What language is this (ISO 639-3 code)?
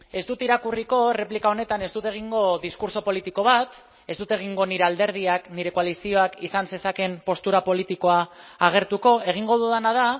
eus